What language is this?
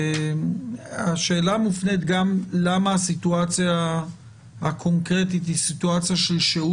Hebrew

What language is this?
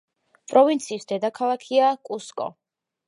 Georgian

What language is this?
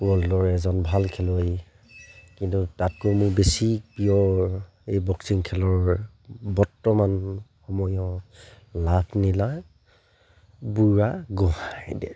Assamese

